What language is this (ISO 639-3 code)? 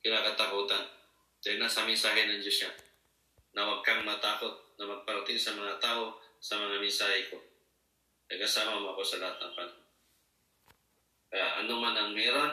fil